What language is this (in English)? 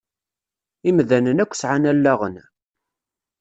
Kabyle